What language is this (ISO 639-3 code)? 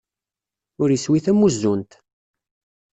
kab